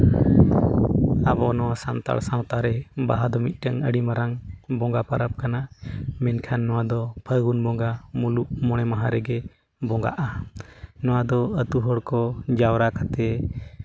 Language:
Santali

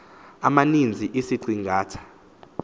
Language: Xhosa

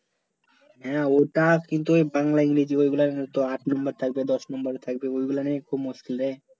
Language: Bangla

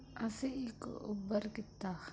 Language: Punjabi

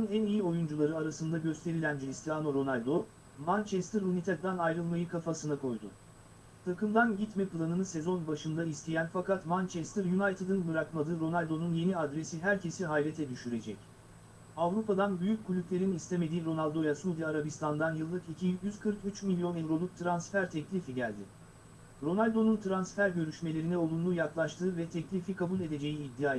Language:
Turkish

